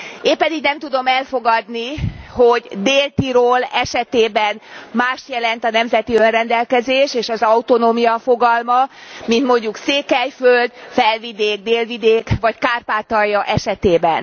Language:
Hungarian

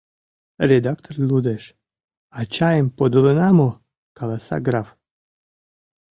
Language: Mari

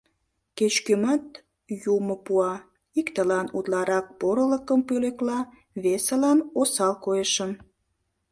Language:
Mari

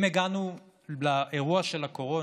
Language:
Hebrew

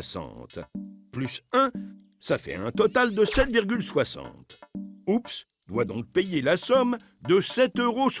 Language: French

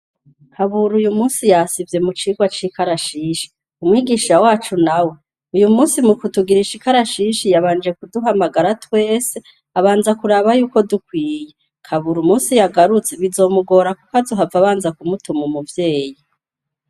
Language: Rundi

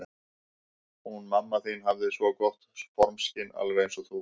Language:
Icelandic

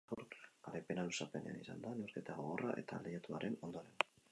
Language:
Basque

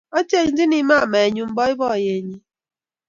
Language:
Kalenjin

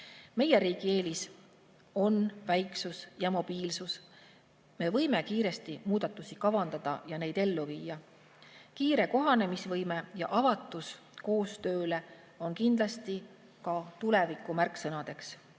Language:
Estonian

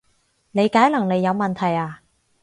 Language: Cantonese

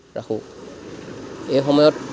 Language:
Assamese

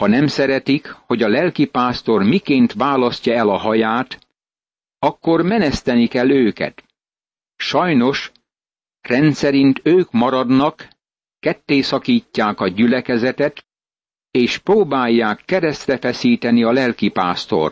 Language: Hungarian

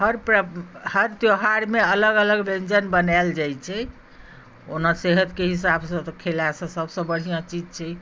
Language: Maithili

